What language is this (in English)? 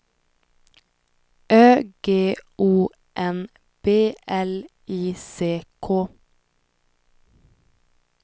Swedish